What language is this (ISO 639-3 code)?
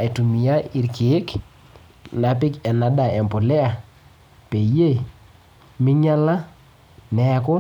mas